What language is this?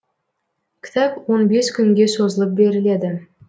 Kazakh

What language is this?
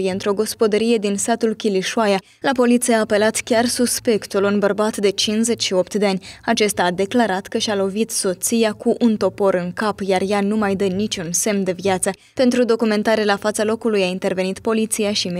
Romanian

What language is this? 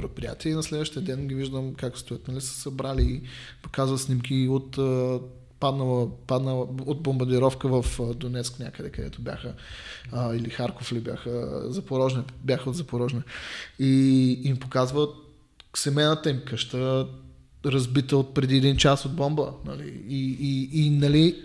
Bulgarian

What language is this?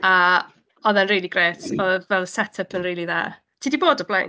Welsh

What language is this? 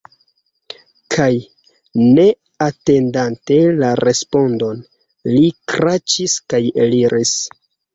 Esperanto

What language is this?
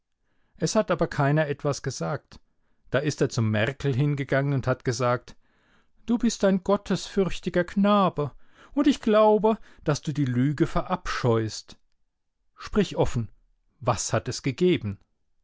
German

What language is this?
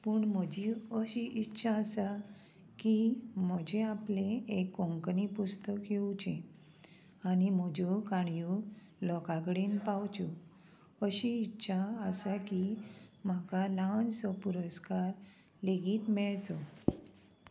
Konkani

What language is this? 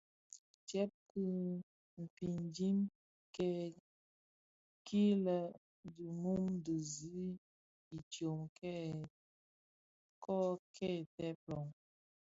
Bafia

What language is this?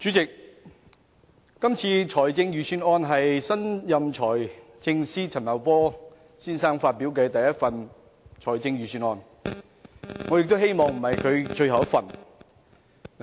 Cantonese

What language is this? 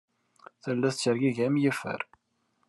Kabyle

